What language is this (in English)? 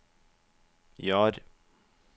Norwegian